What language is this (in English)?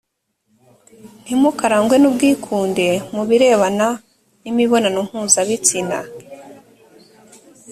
Kinyarwanda